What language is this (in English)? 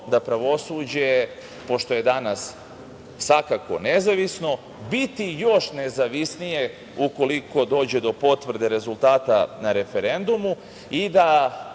Serbian